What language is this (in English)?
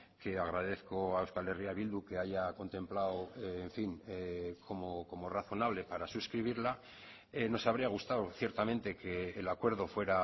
Spanish